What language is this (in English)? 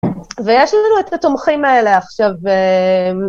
Hebrew